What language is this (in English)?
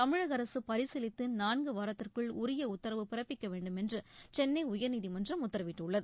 Tamil